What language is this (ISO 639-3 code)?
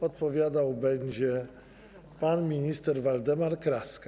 pol